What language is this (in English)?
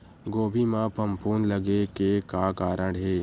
Chhattisgarhi